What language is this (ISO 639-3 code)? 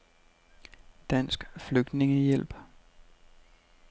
dan